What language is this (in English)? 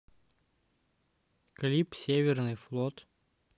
Russian